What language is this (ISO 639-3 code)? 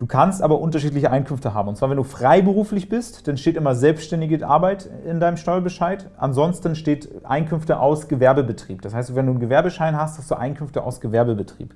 deu